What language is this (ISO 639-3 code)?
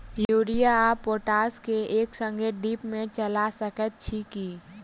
mai